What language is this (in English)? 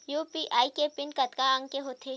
Chhattisgarhi